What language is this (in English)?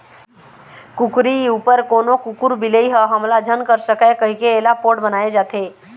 Chhattisgarhi